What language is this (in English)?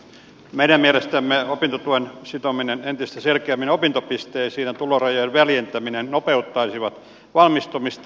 Finnish